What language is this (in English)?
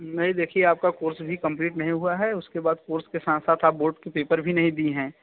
Hindi